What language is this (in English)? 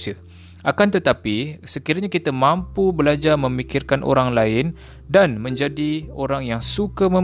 Malay